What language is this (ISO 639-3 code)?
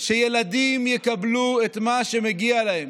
heb